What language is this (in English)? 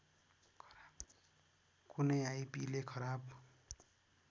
Nepali